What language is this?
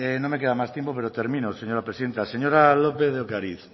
Spanish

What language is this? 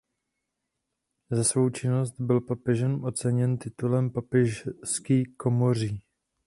Czech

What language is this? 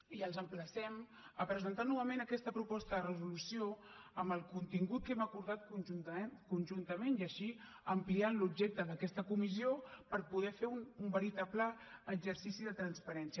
Catalan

